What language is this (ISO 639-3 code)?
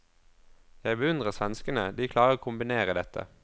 nor